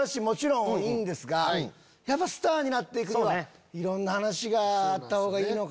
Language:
Japanese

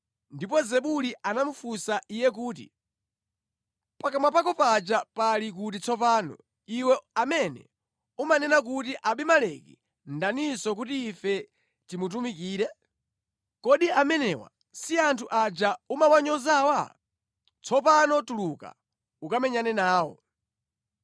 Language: Nyanja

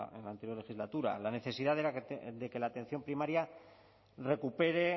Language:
Spanish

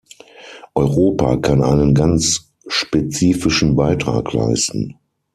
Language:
German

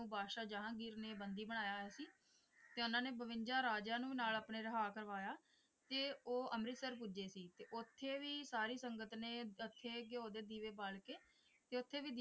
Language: Punjabi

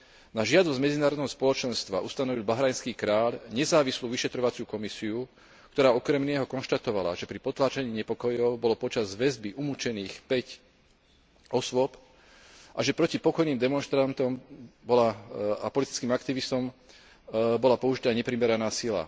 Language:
Slovak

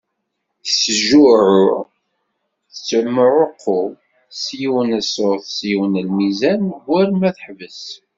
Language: Kabyle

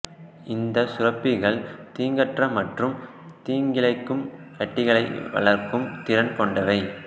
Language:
Tamil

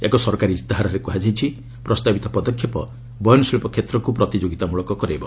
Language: Odia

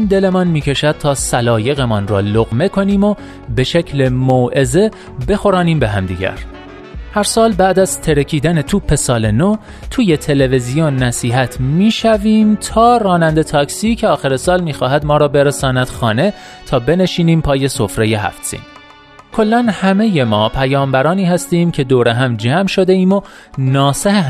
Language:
Persian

